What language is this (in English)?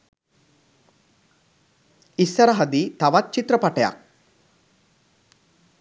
Sinhala